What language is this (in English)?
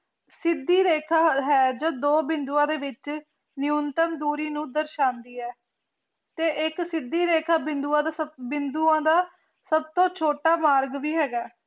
Punjabi